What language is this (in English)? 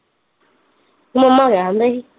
Punjabi